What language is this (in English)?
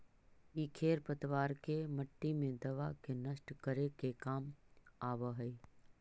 Magahi